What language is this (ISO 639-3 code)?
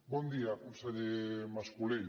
cat